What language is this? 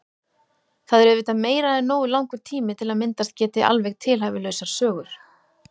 Icelandic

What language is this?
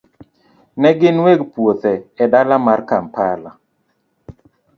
Luo (Kenya and Tanzania)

